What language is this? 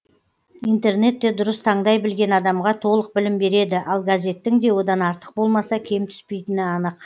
Kazakh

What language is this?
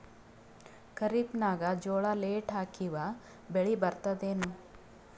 Kannada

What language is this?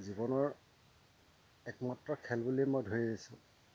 Assamese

